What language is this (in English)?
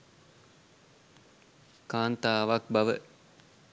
Sinhala